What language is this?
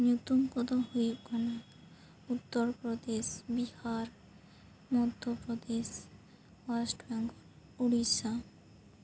Santali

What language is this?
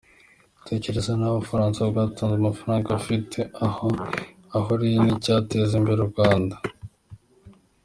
Kinyarwanda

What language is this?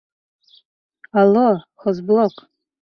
Bashkir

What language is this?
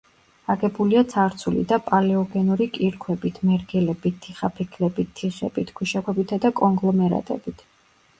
Georgian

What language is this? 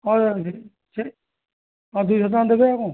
Odia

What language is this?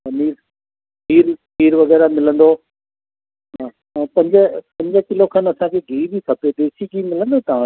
Sindhi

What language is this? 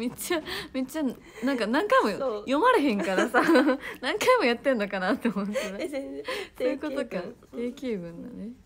Japanese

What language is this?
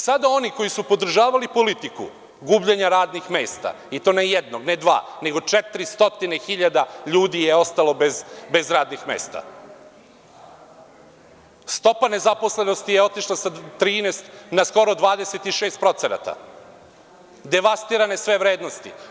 Serbian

